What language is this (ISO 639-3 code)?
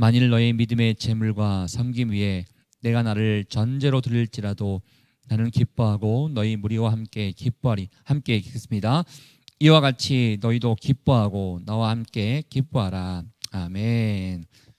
kor